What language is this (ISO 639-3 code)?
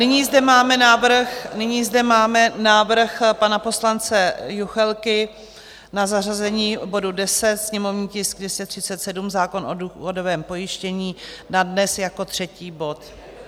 ces